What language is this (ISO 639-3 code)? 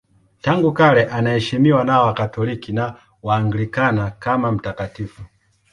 swa